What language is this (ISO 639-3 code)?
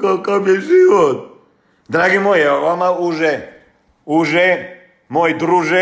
hrv